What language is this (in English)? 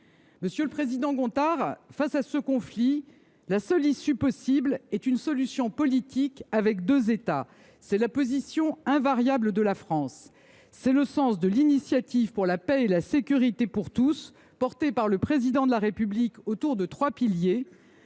French